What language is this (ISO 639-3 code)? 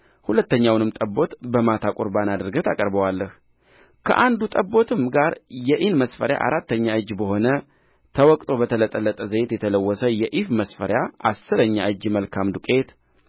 amh